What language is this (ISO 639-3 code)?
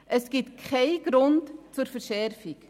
gsw